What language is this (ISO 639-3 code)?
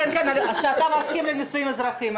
heb